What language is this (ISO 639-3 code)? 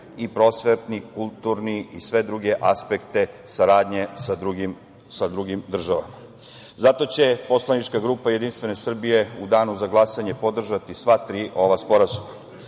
srp